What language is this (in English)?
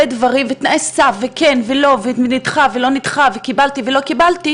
Hebrew